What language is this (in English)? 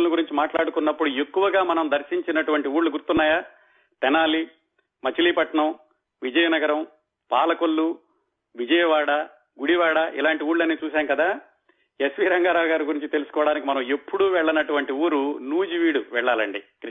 Telugu